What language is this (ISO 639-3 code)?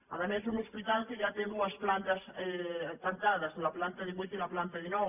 cat